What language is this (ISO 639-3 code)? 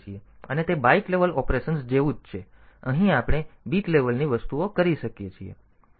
guj